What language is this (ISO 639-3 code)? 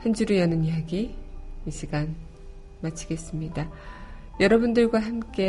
kor